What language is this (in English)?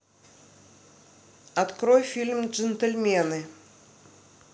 Russian